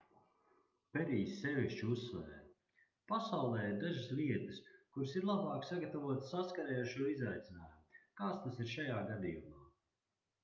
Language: Latvian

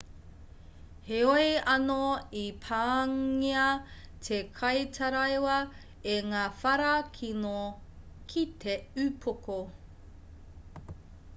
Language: Māori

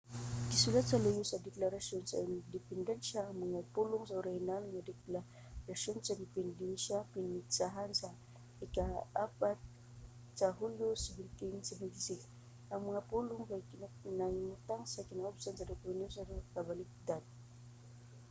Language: Cebuano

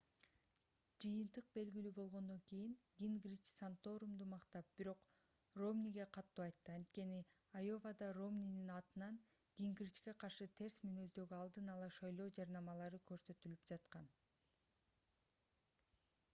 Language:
Kyrgyz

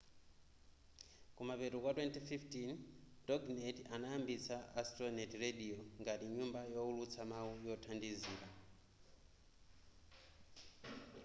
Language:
Nyanja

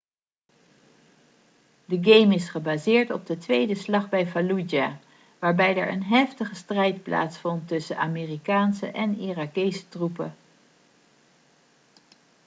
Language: Dutch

